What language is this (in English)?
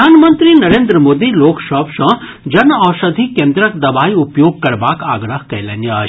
Maithili